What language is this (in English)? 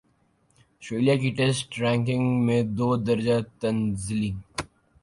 Urdu